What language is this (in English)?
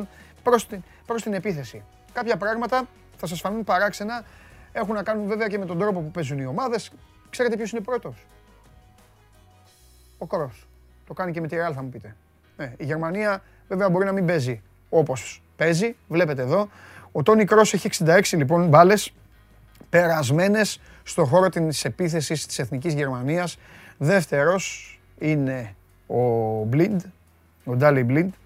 Greek